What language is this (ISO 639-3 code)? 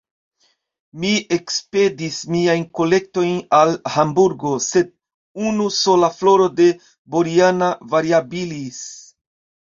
epo